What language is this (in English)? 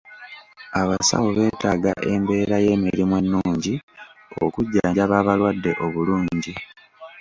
Ganda